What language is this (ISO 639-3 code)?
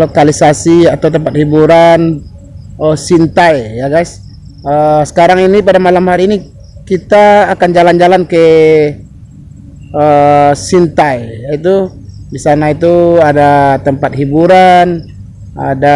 ind